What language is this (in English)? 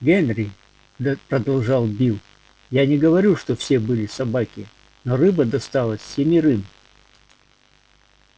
Russian